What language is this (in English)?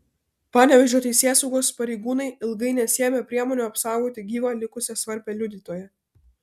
Lithuanian